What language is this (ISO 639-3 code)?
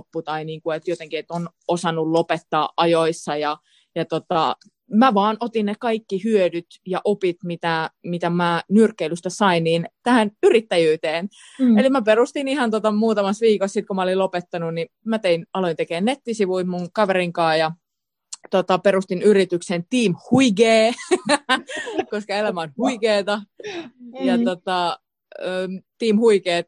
fin